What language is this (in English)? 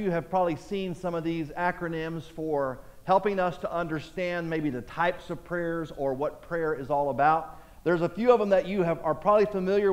English